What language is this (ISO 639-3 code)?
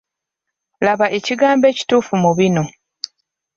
lug